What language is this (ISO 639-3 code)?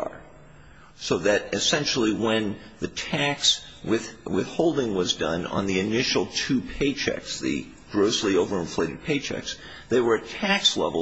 eng